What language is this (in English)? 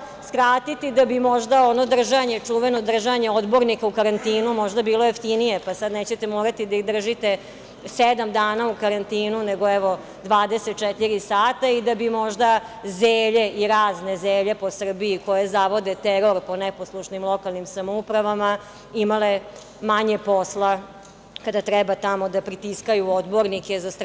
Serbian